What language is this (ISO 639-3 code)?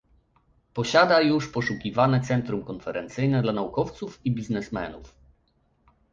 pol